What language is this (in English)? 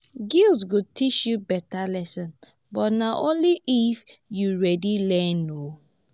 Nigerian Pidgin